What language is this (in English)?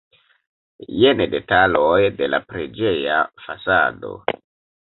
Esperanto